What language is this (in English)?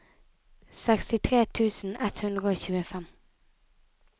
Norwegian